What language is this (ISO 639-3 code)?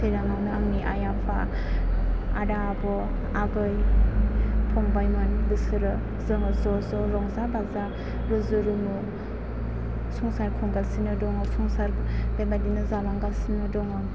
brx